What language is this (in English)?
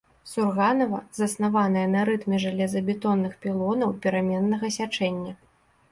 Belarusian